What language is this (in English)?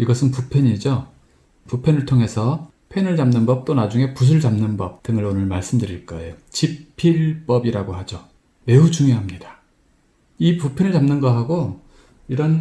Korean